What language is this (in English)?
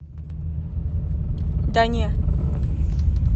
Russian